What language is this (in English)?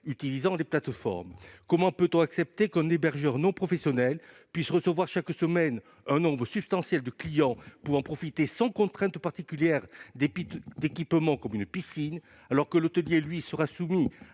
French